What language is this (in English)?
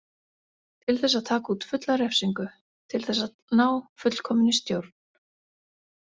Icelandic